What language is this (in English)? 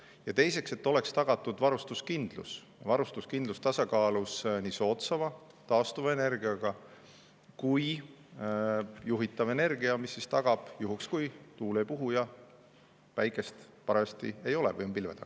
Estonian